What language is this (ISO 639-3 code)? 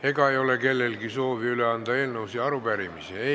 est